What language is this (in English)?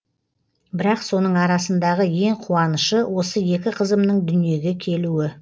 Kazakh